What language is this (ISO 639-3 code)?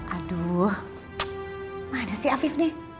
ind